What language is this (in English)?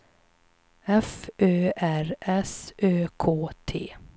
Swedish